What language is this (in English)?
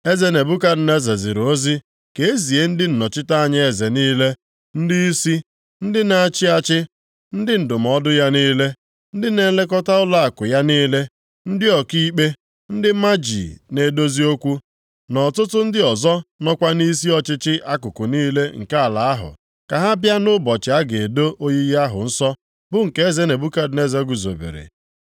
Igbo